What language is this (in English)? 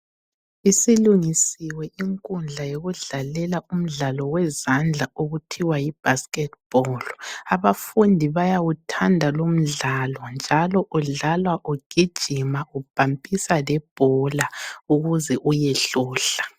North Ndebele